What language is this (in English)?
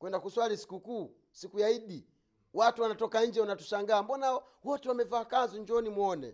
Swahili